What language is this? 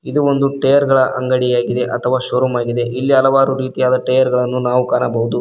Kannada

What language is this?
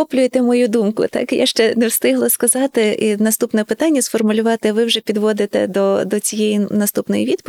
Ukrainian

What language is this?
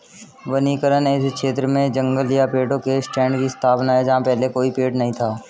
Hindi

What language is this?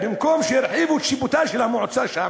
Hebrew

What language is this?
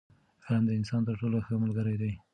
Pashto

